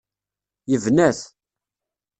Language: Kabyle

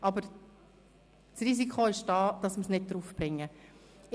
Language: Swiss German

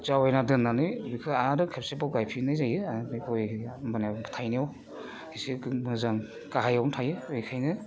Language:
Bodo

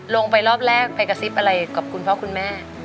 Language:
Thai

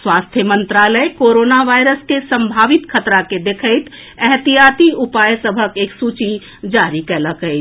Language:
Maithili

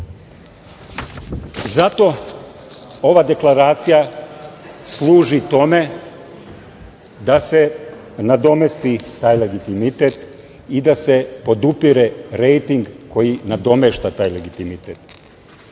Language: Serbian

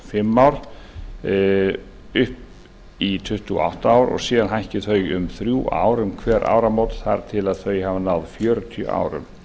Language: Icelandic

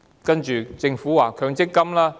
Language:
Cantonese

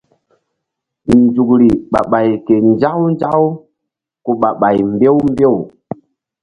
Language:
Mbum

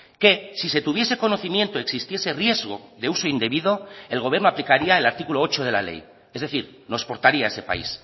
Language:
Spanish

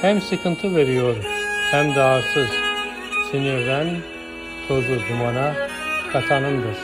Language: Turkish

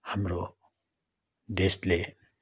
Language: Nepali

